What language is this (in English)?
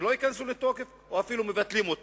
Hebrew